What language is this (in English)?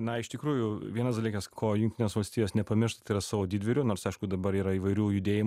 Lithuanian